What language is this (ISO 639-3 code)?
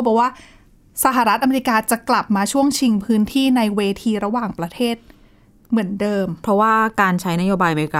tha